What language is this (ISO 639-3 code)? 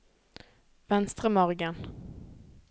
nor